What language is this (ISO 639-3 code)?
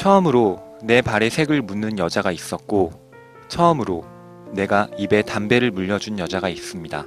kor